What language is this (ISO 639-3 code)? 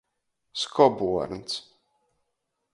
ltg